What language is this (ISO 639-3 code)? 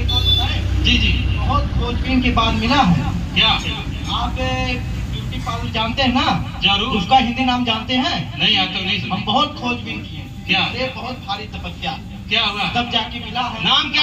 hin